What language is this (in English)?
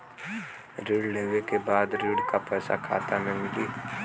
Bhojpuri